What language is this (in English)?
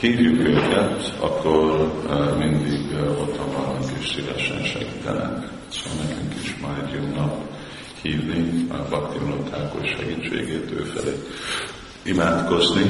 Hungarian